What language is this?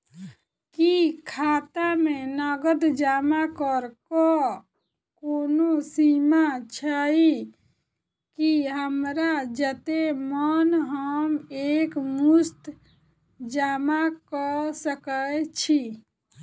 Maithili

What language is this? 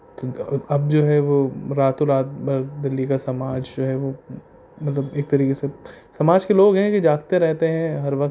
Urdu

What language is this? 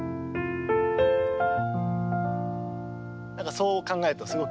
Japanese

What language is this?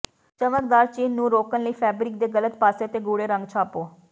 Punjabi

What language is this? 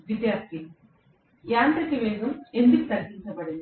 Telugu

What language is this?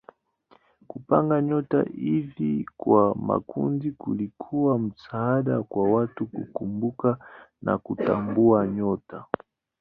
Swahili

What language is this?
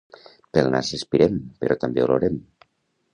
Catalan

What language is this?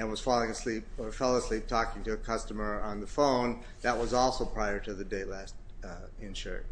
English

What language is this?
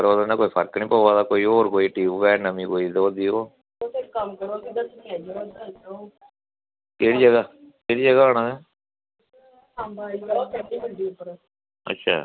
Dogri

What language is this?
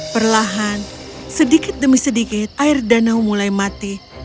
Indonesian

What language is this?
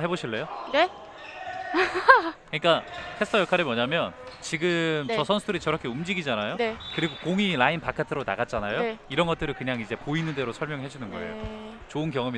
Korean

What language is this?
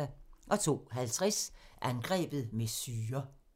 Danish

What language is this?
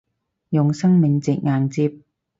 Cantonese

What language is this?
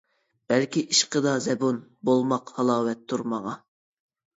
Uyghur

